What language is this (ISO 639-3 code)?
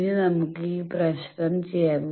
mal